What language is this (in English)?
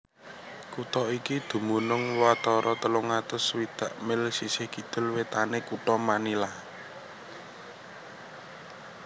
Javanese